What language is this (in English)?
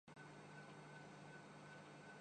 Urdu